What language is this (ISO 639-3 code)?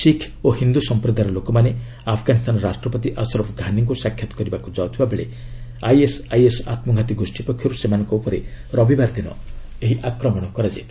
ori